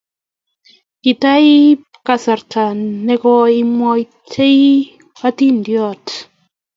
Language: Kalenjin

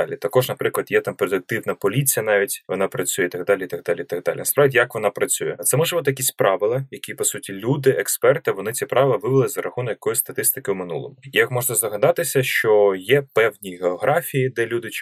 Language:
Ukrainian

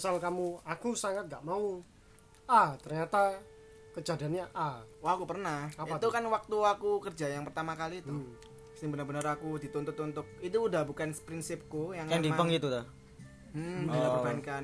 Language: Indonesian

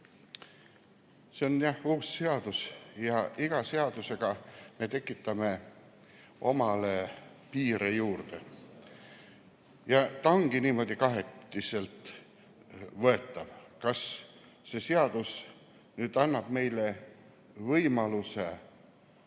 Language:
Estonian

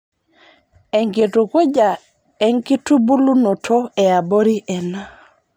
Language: Masai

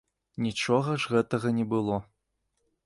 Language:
Belarusian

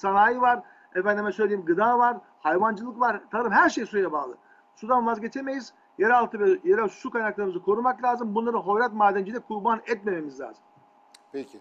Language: Turkish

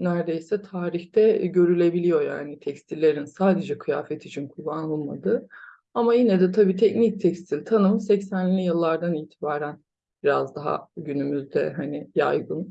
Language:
Turkish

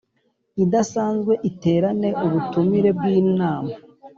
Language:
Kinyarwanda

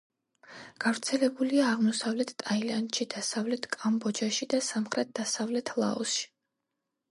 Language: Georgian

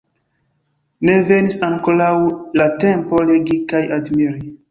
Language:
Esperanto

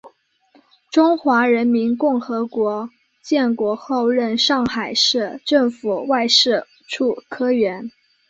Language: Chinese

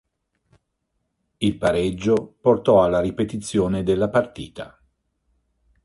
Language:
Italian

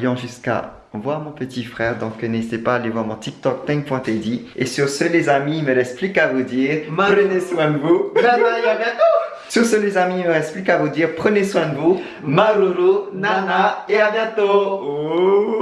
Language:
French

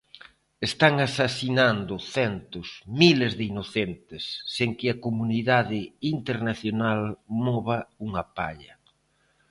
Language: Galician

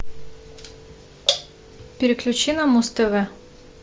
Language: Russian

